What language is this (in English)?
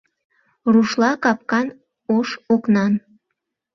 Mari